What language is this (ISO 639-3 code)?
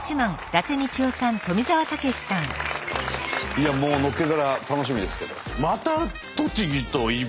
jpn